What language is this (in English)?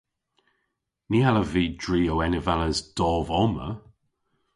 Cornish